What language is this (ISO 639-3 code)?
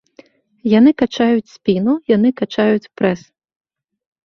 bel